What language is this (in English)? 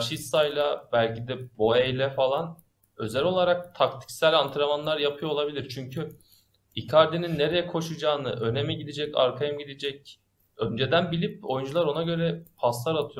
Turkish